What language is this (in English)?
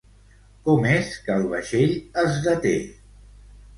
Catalan